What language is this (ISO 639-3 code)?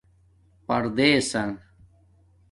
dmk